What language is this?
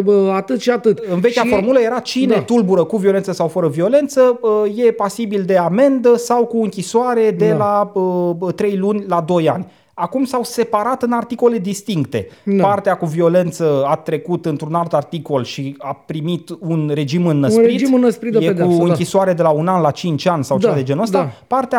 Romanian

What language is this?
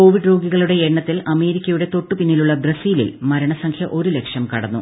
Malayalam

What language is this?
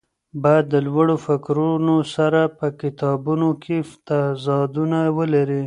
Pashto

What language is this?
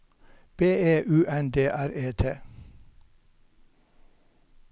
Norwegian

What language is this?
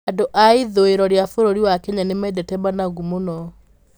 Kikuyu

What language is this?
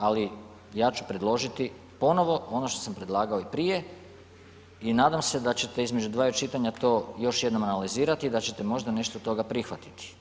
Croatian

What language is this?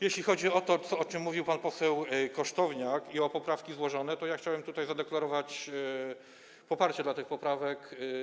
Polish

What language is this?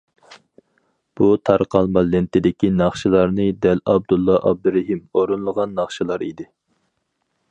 Uyghur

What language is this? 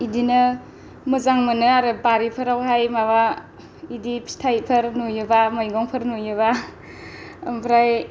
Bodo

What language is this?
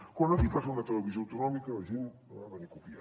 Catalan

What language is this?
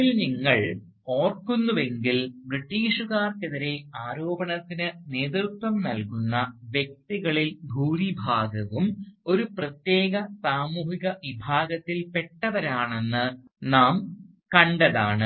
Malayalam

